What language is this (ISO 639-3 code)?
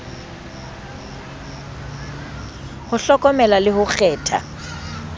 sot